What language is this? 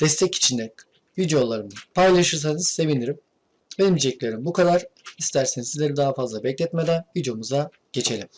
Turkish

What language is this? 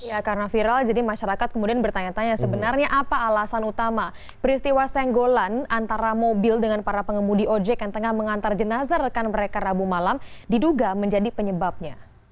Indonesian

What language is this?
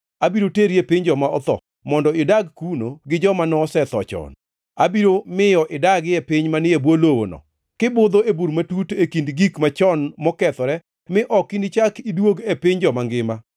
Luo (Kenya and Tanzania)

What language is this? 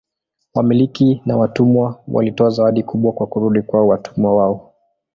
Swahili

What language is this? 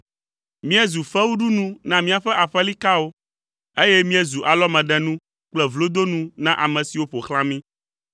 Ewe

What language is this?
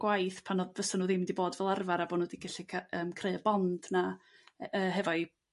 Welsh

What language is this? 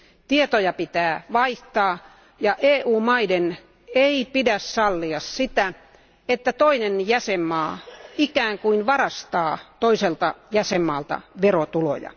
Finnish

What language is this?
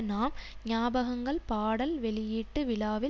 Tamil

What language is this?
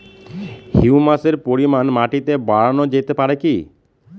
Bangla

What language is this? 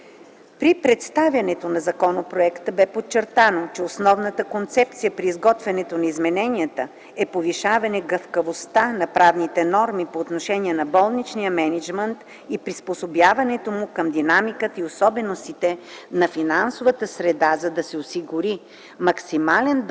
Bulgarian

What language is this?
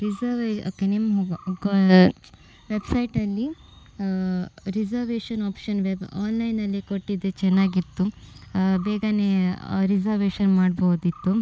Kannada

